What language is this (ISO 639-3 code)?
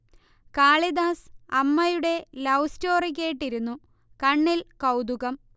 mal